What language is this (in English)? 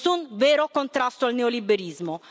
Italian